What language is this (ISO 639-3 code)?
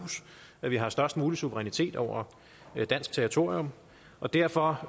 dan